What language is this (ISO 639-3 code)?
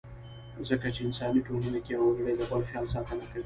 pus